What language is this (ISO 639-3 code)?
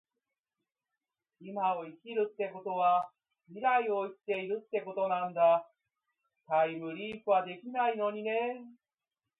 jpn